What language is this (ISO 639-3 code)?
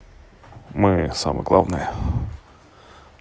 rus